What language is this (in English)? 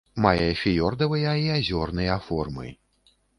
Belarusian